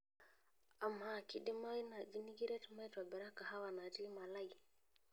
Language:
Masai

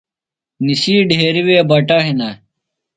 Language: Phalura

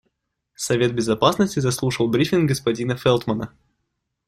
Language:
Russian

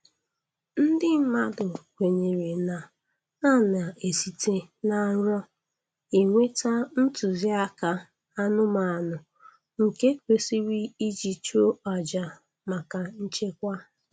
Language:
Igbo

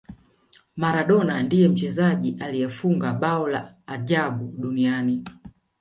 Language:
Swahili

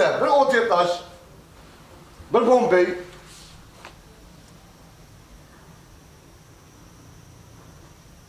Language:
Arabic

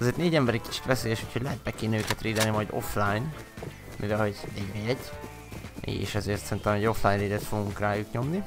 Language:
Hungarian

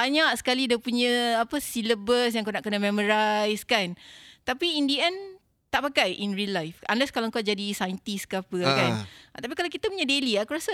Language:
Malay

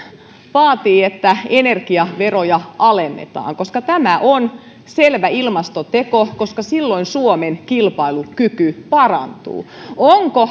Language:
Finnish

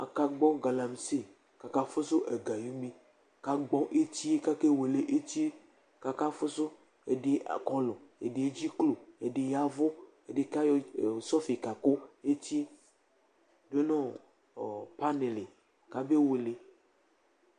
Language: Ikposo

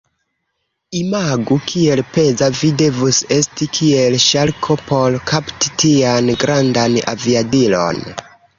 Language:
Esperanto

